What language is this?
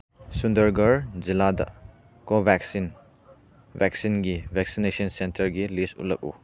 Manipuri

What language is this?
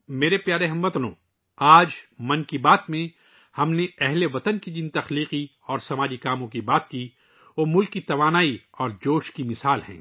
Urdu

